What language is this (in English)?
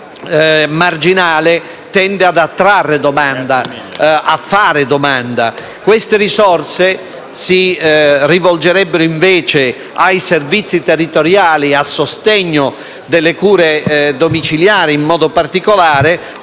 Italian